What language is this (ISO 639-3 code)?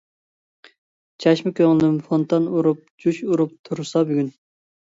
uig